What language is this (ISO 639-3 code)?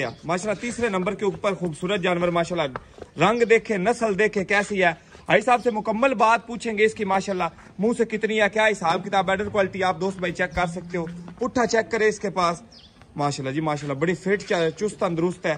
hin